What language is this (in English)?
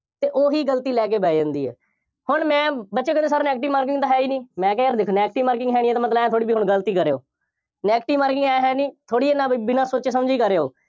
Punjabi